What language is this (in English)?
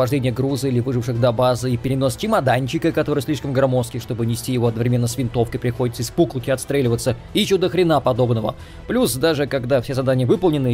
Russian